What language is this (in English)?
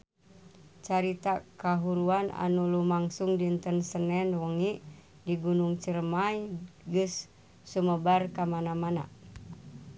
Sundanese